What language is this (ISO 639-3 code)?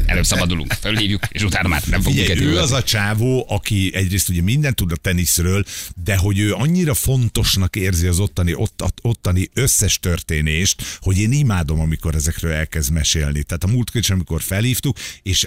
hun